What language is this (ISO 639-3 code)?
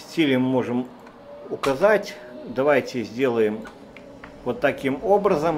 rus